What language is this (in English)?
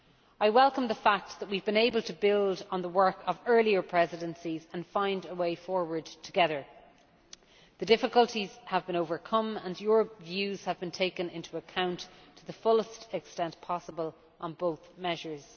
English